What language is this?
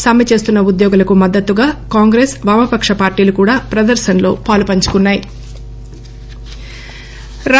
Telugu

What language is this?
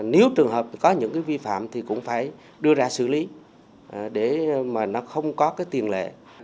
Vietnamese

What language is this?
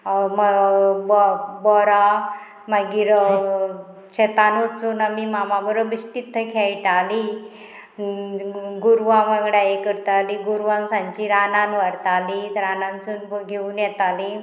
Konkani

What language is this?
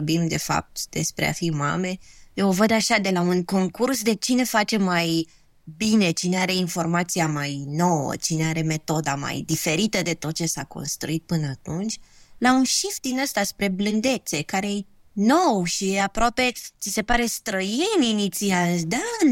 Romanian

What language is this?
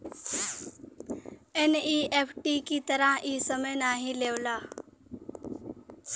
Bhojpuri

